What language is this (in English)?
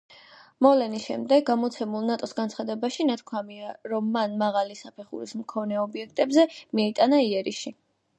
Georgian